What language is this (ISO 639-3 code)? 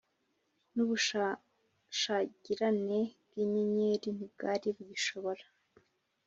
kin